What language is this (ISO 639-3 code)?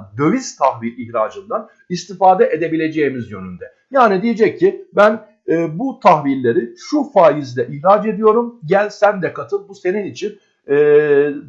tur